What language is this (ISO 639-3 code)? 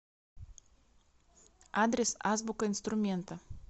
rus